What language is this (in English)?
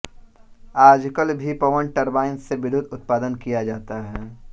Hindi